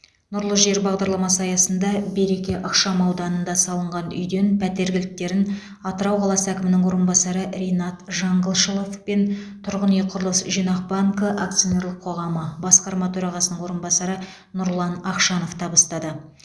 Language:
Kazakh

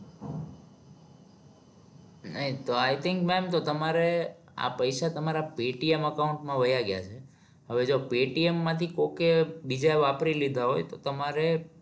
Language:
Gujarati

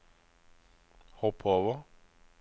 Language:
Norwegian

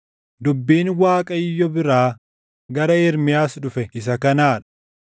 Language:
Oromo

